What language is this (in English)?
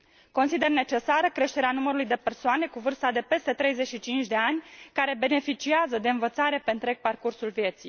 Romanian